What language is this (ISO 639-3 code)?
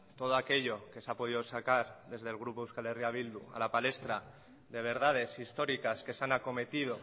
spa